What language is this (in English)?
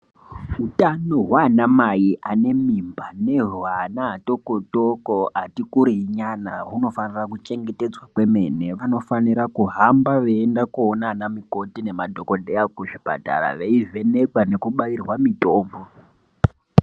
Ndau